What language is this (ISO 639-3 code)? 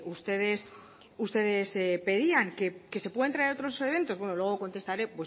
spa